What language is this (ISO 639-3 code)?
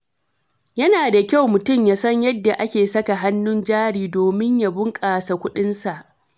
hau